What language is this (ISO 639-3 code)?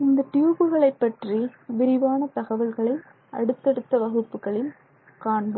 tam